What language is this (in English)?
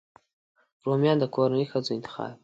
Pashto